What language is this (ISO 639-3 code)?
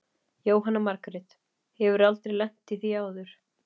isl